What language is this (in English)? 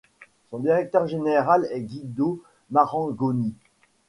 French